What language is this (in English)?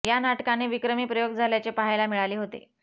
Marathi